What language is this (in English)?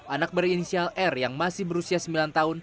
Indonesian